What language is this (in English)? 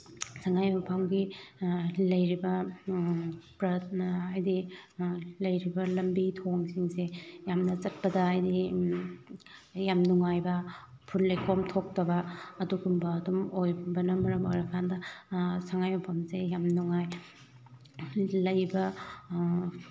Manipuri